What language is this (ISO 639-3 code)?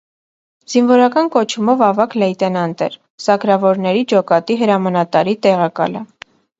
hye